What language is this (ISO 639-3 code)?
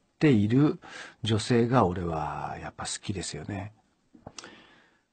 jpn